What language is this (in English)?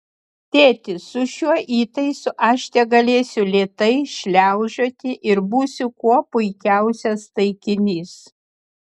Lithuanian